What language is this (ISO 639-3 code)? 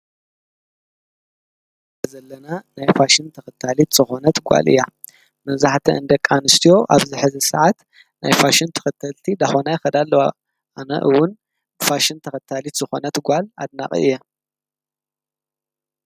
tir